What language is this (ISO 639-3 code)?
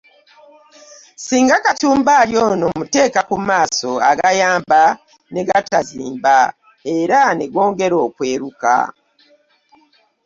lug